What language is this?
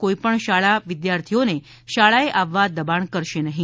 Gujarati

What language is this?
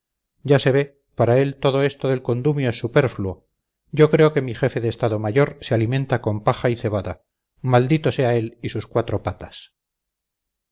Spanish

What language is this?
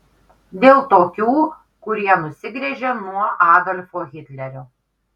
Lithuanian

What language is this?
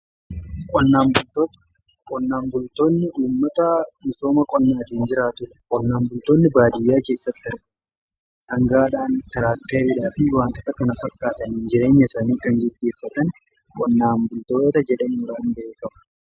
Oromo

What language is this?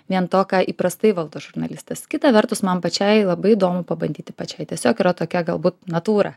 Lithuanian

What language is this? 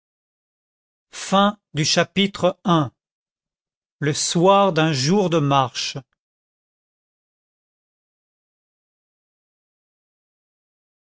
French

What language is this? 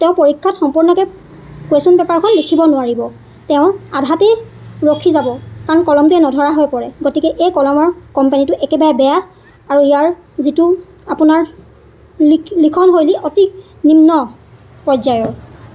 Assamese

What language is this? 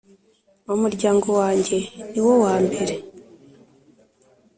Kinyarwanda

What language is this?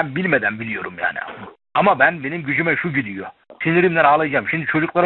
Turkish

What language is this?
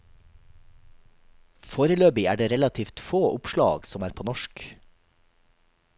Norwegian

